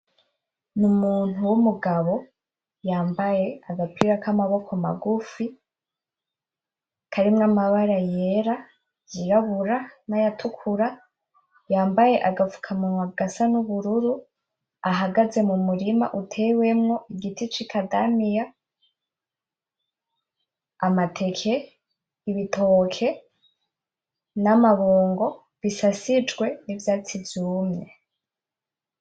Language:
Rundi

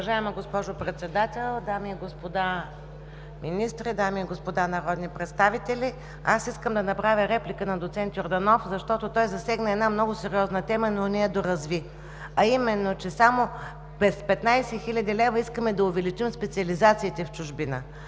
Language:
Bulgarian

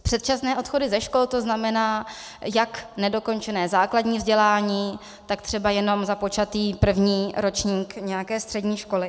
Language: Czech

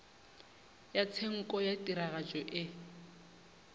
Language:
Northern Sotho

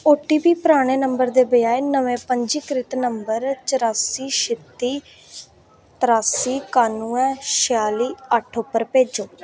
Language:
Dogri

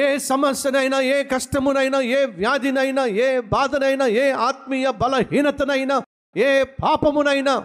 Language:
Telugu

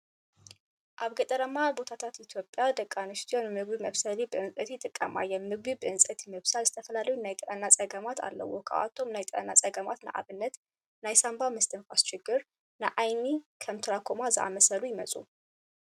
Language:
Tigrinya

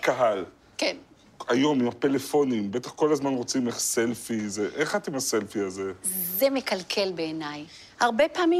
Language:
Hebrew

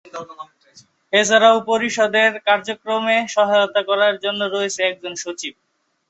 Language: Bangla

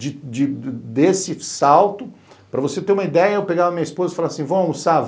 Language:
Portuguese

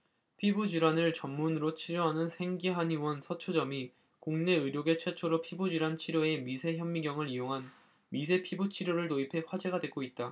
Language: Korean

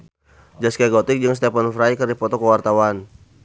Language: Sundanese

